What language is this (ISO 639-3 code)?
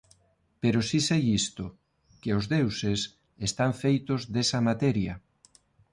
glg